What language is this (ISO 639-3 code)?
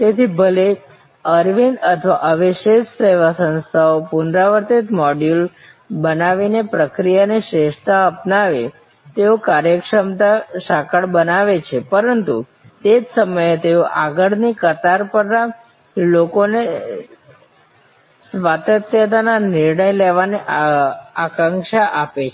guj